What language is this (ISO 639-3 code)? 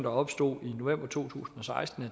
dan